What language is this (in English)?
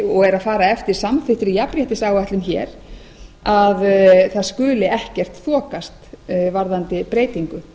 Icelandic